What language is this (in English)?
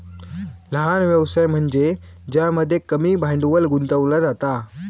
Marathi